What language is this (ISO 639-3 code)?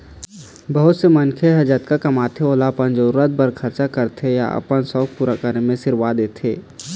hne